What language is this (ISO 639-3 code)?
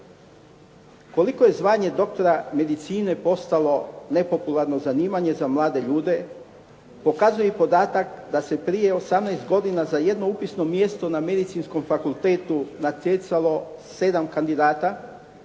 hrv